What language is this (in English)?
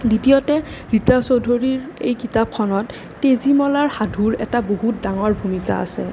Assamese